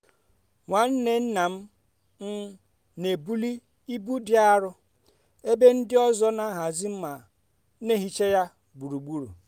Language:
Igbo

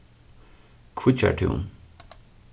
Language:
Faroese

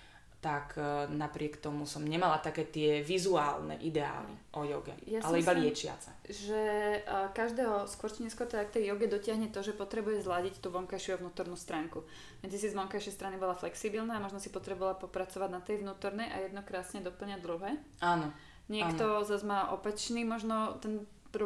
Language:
Slovak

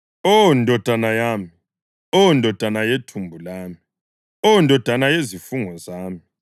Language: North Ndebele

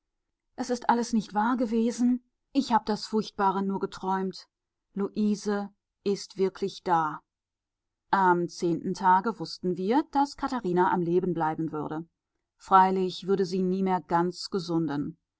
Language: German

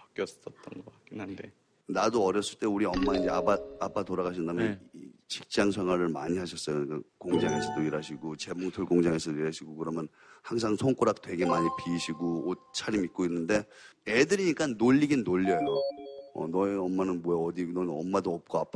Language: Korean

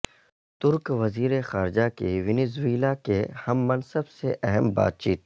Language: Urdu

